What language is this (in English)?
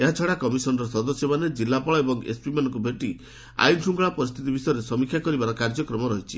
Odia